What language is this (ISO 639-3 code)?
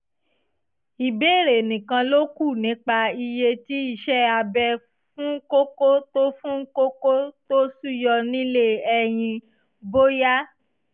yor